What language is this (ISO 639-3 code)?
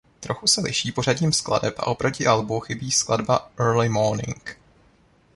ces